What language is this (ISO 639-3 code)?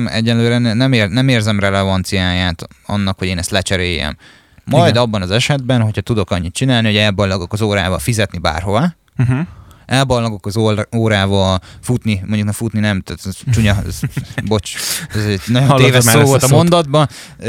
hun